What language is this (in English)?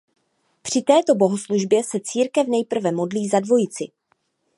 Czech